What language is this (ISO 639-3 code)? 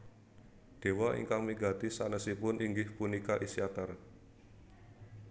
jav